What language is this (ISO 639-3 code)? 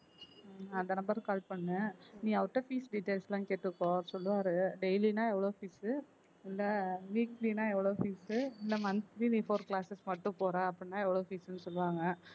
tam